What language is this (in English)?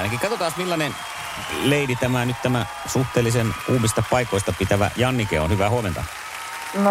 Finnish